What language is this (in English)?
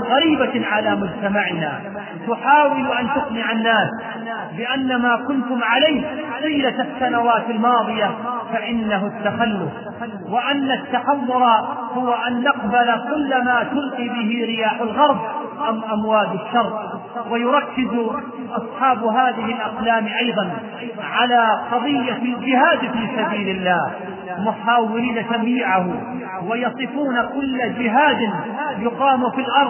Arabic